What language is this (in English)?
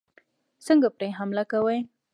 Pashto